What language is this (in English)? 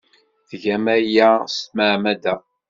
Kabyle